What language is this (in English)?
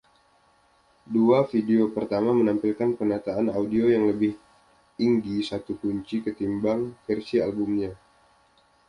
Indonesian